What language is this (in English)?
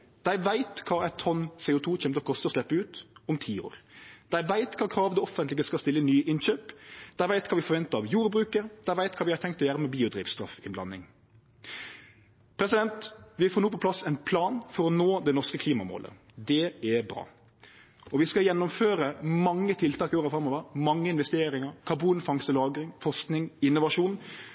Norwegian Nynorsk